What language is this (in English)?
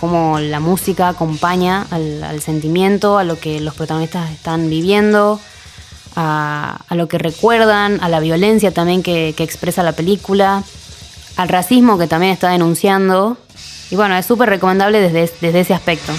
Spanish